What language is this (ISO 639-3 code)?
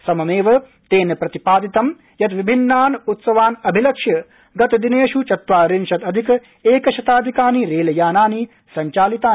san